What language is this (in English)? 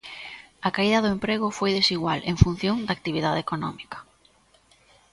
Galician